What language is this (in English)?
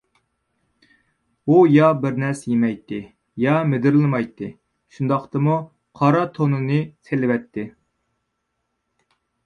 Uyghur